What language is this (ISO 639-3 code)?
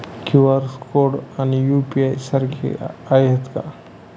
mar